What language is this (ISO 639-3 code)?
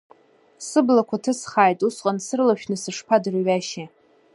abk